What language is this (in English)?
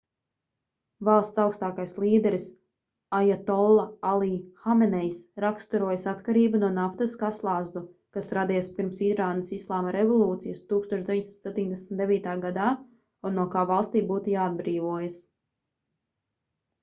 Latvian